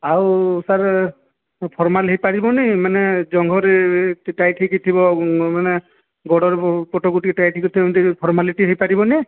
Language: Odia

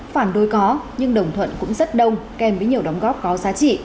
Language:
Vietnamese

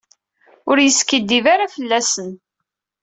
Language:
Kabyle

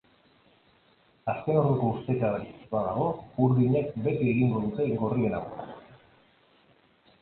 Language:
Basque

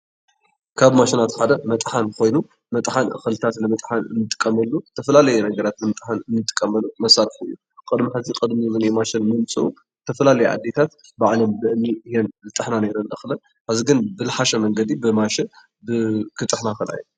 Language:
Tigrinya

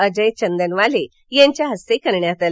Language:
Marathi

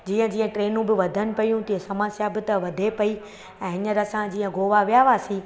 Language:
Sindhi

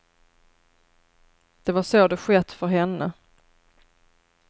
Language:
Swedish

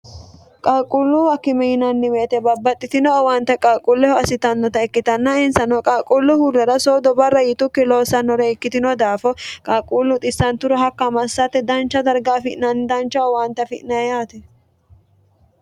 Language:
Sidamo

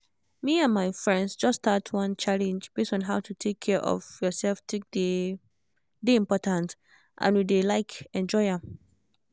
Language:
Nigerian Pidgin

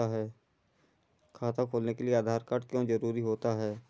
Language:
Hindi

